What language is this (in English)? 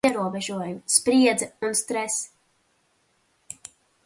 Latvian